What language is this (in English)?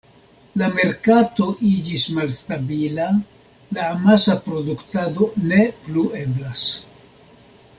Esperanto